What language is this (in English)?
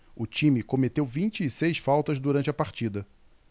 Portuguese